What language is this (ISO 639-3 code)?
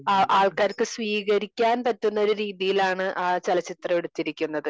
mal